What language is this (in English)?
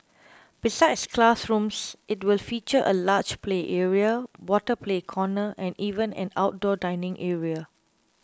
English